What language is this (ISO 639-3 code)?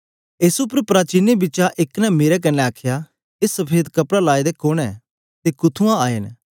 doi